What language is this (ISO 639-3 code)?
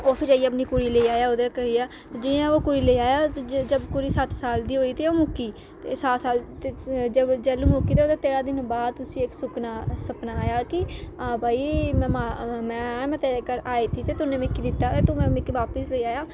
doi